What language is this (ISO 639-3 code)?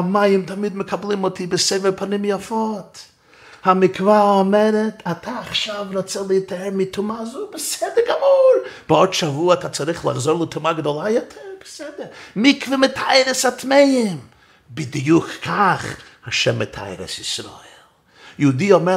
heb